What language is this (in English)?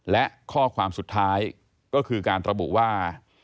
Thai